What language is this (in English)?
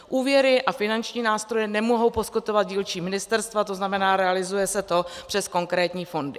Czech